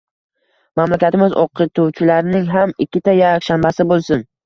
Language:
Uzbek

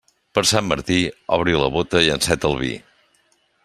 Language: Catalan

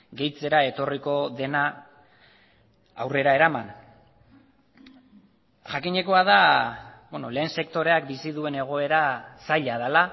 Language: Basque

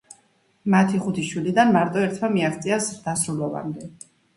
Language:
Georgian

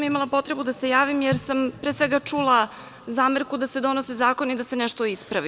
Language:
Serbian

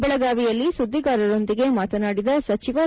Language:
Kannada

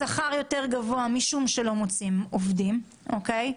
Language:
Hebrew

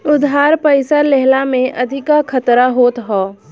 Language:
Bhojpuri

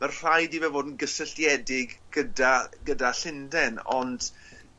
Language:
Welsh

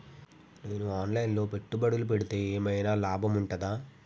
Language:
Telugu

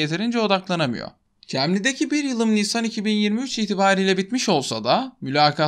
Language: Turkish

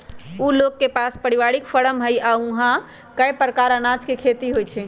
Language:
Magahi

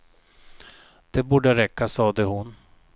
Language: Swedish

